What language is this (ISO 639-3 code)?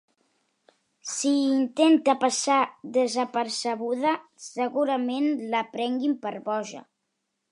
cat